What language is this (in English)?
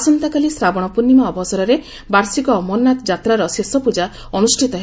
Odia